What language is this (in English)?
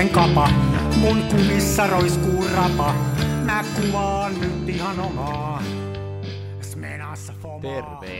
Finnish